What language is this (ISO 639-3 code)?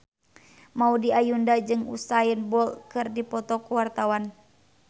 sun